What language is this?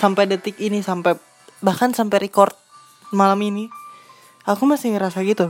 Indonesian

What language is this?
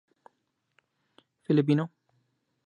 Urdu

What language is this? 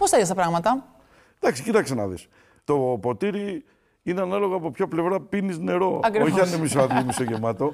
Greek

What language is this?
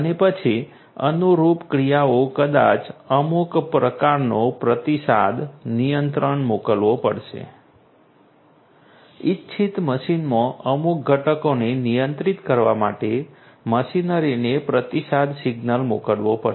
Gujarati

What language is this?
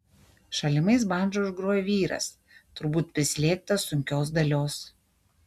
Lithuanian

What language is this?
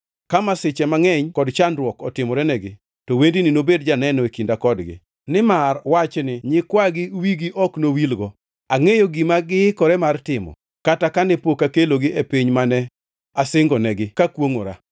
Luo (Kenya and Tanzania)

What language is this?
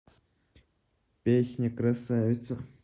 Russian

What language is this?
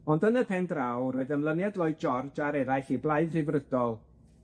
Welsh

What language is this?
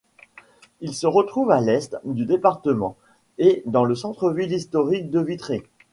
French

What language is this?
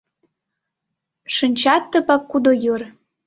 Mari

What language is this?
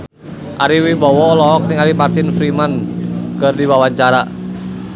Sundanese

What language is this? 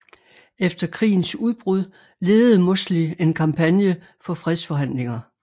Danish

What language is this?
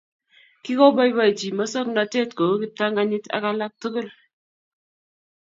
Kalenjin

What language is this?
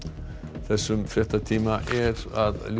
Icelandic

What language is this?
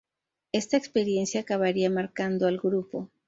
Spanish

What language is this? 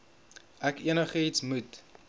Afrikaans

